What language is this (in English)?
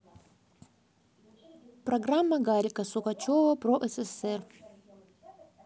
Russian